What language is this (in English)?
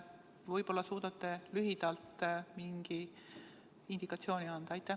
Estonian